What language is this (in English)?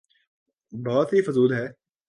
Urdu